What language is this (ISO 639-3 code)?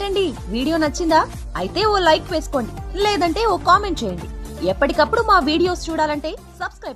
tel